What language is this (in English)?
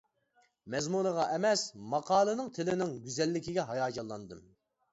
Uyghur